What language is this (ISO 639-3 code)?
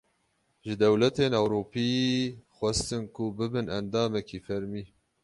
kur